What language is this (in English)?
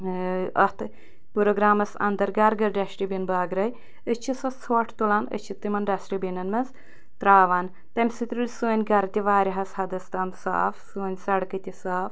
Kashmiri